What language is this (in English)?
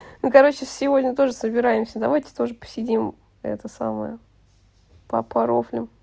Russian